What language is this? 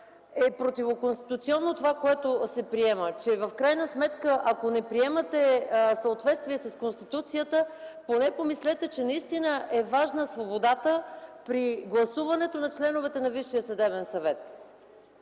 Bulgarian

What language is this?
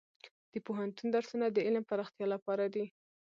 Pashto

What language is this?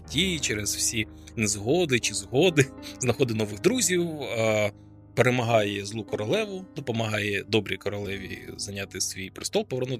Ukrainian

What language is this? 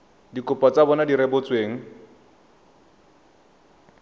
Tswana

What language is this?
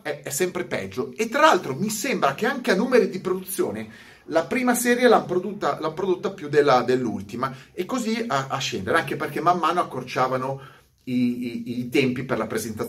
Italian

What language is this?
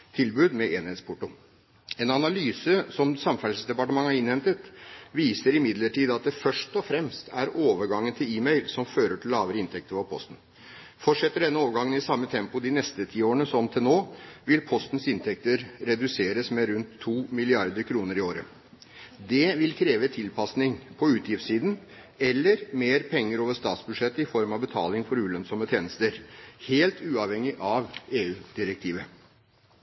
Norwegian Bokmål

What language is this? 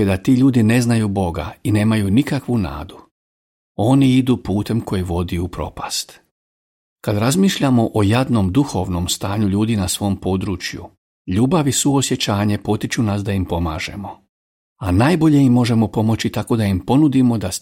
Croatian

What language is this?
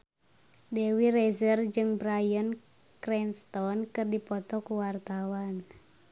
Sundanese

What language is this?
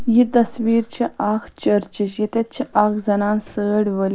Kashmiri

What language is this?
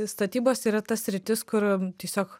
Lithuanian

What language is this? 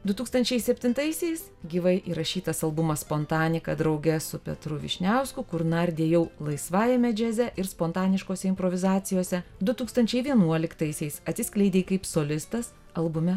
Lithuanian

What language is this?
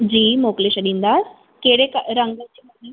Sindhi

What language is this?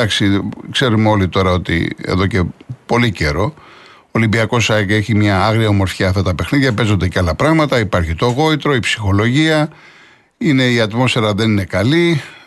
Greek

